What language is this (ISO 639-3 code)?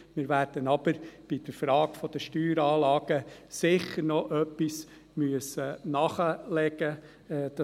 gsw